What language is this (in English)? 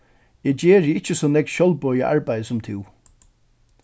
Faroese